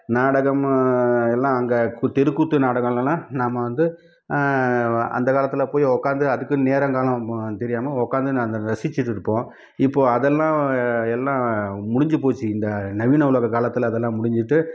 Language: Tamil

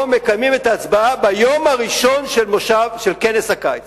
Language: Hebrew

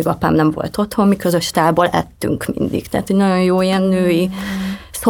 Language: Hungarian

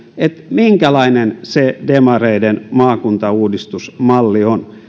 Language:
Finnish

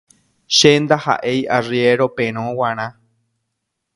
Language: Guarani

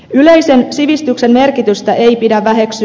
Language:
Finnish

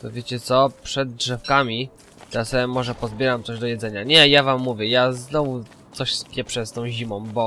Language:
Polish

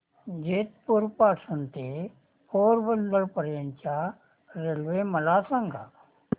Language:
Marathi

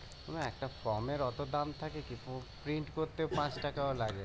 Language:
Bangla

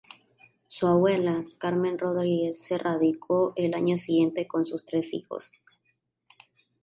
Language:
Spanish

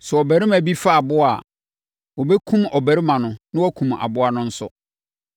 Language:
Akan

